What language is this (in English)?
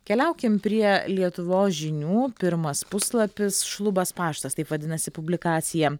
Lithuanian